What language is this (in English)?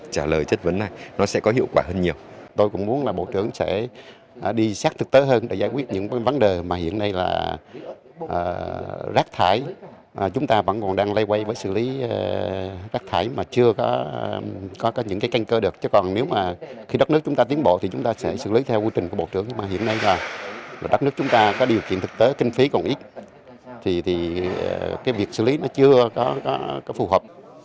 Vietnamese